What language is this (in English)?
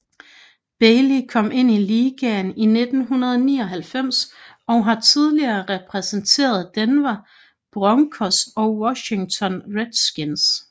Danish